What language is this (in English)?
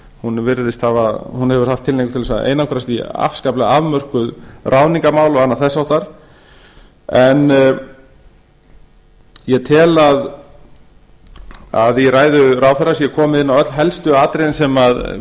Icelandic